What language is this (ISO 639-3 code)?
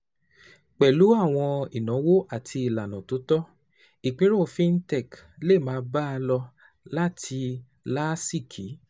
yor